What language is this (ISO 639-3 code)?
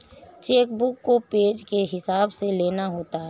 hin